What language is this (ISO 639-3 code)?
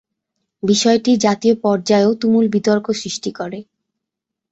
ben